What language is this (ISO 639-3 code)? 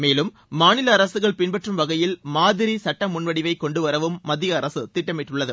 tam